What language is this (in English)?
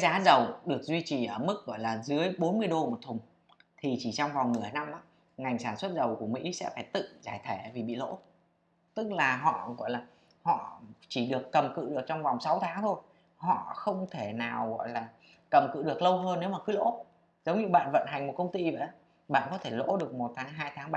Vietnamese